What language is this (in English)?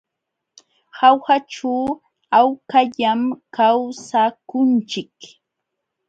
Jauja Wanca Quechua